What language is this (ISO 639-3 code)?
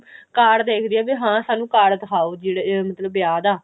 pan